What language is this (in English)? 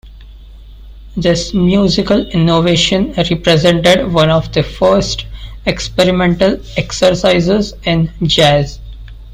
English